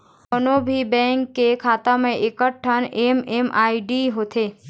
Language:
Chhattisgarhi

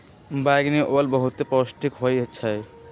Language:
Magahi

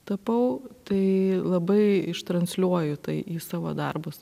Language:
Lithuanian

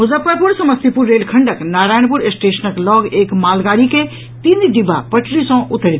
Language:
Maithili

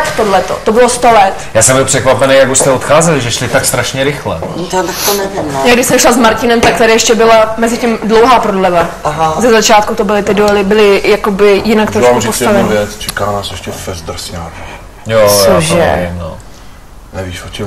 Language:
Czech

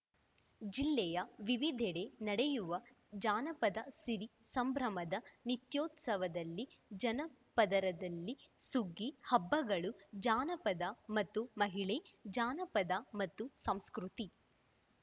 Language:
Kannada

